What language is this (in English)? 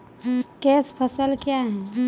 Maithili